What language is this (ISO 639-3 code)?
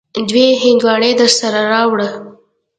pus